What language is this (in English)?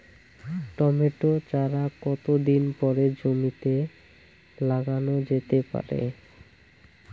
Bangla